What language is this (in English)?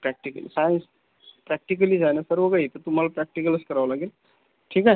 Marathi